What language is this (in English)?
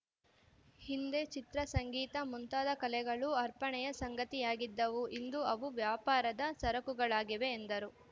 Kannada